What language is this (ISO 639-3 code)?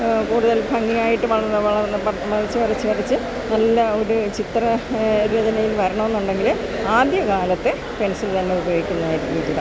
mal